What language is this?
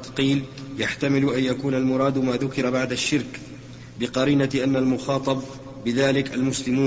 Arabic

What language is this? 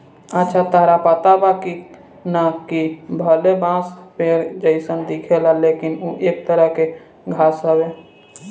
Bhojpuri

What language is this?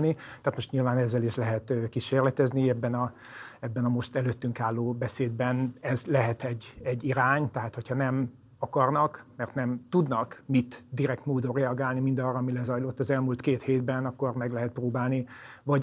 Hungarian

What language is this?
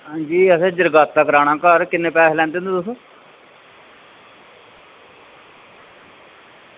Dogri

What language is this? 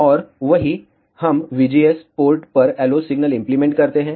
Hindi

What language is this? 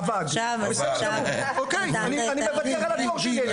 Hebrew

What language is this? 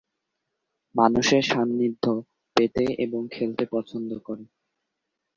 Bangla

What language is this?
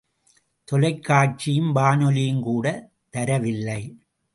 Tamil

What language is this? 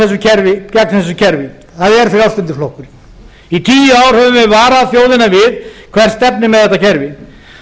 Icelandic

